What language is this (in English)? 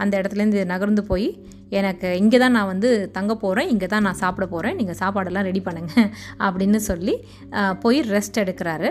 Tamil